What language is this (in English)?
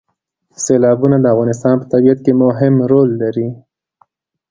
Pashto